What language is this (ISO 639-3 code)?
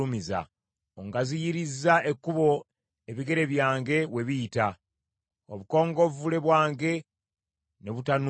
lug